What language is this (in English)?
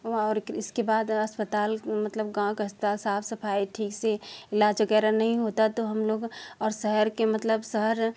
Hindi